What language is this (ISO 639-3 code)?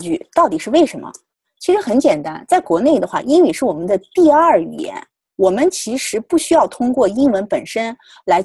zho